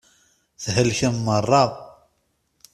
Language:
Kabyle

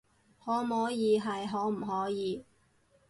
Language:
Cantonese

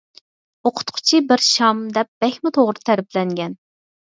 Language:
Uyghur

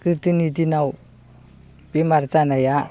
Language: Bodo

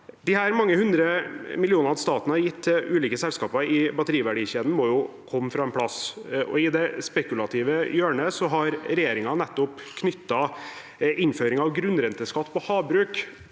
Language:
Norwegian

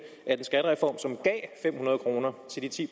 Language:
Danish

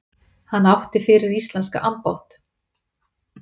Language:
Icelandic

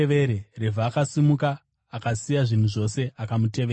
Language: Shona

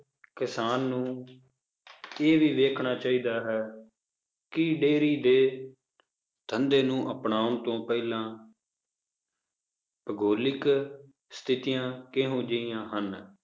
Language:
Punjabi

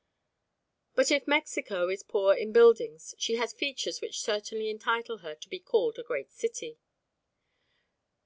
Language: English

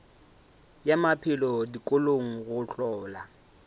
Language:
Northern Sotho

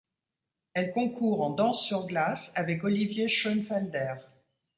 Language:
French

